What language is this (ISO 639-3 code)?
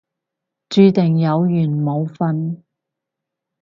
yue